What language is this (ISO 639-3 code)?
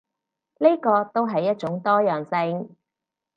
yue